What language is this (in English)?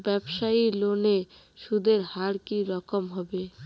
Bangla